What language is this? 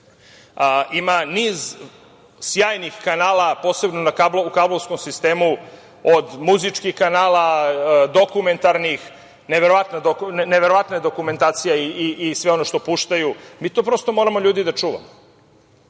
Serbian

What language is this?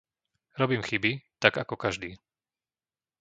Slovak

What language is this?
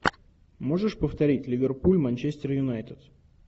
Russian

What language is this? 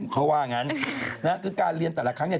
Thai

